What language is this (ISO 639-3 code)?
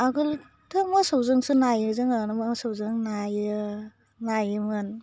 brx